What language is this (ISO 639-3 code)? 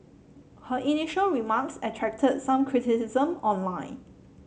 eng